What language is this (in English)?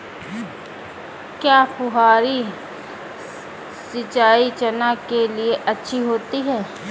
Hindi